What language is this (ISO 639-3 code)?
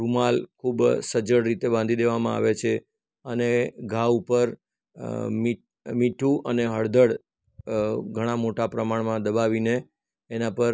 guj